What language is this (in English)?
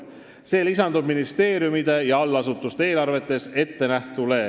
Estonian